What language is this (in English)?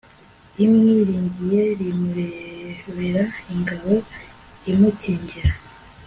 Kinyarwanda